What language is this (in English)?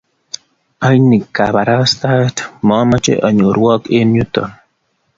Kalenjin